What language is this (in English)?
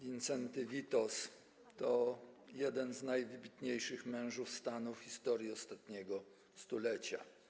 Polish